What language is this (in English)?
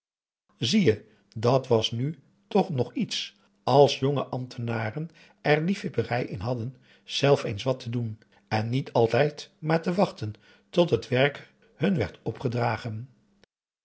Dutch